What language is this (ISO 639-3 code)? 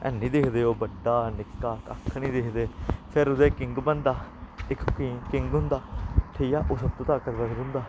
doi